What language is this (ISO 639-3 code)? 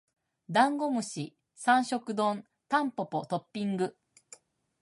jpn